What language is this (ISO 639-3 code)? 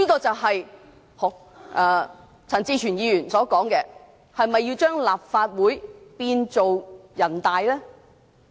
yue